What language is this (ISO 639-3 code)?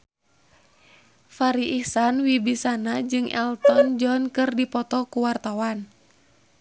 sun